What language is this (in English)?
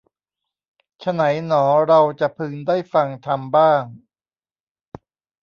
Thai